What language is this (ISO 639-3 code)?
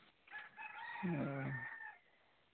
sat